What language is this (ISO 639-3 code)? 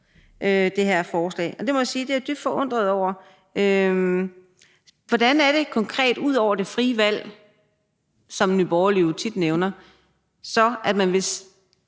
dan